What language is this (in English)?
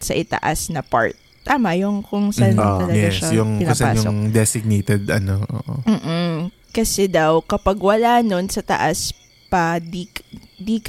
Filipino